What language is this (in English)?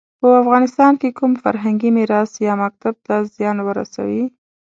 Pashto